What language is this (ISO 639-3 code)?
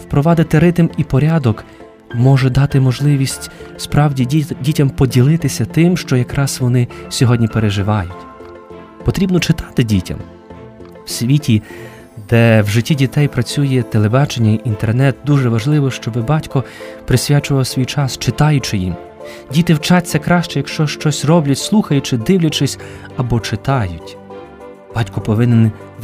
ukr